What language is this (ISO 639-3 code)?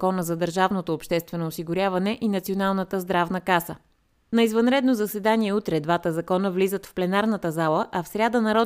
bul